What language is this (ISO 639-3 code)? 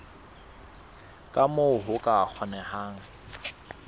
sot